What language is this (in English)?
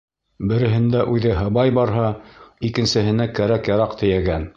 Bashkir